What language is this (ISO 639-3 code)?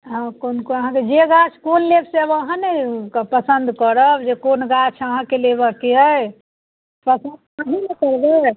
mai